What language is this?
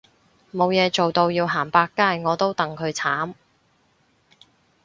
Cantonese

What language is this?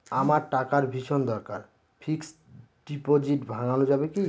Bangla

